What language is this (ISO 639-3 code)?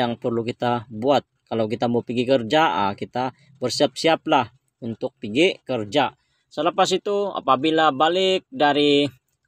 ind